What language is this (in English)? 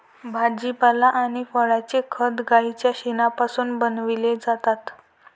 Marathi